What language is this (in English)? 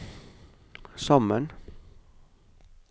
Norwegian